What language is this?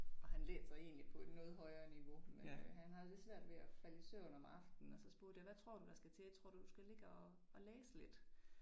Danish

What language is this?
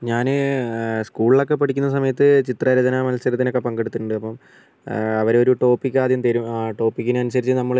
Malayalam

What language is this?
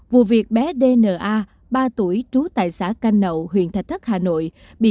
Vietnamese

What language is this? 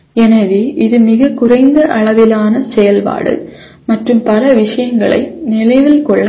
Tamil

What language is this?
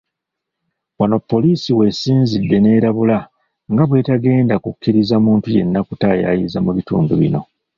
Ganda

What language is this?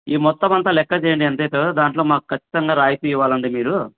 Telugu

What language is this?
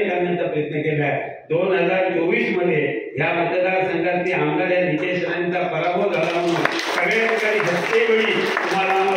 Arabic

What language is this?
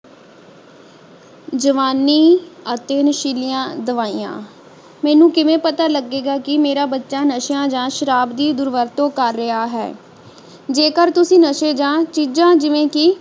Punjabi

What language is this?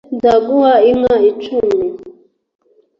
Kinyarwanda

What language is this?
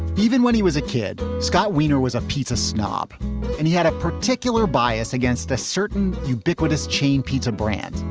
English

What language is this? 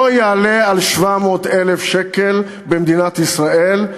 Hebrew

